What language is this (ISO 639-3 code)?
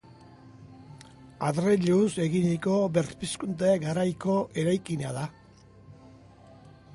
eus